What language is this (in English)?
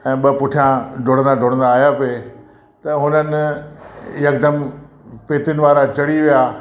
Sindhi